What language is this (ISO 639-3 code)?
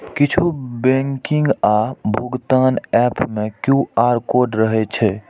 mai